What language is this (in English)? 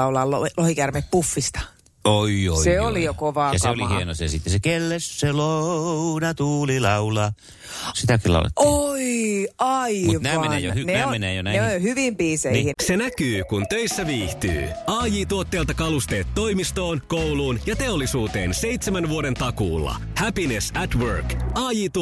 Finnish